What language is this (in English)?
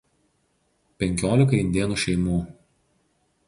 Lithuanian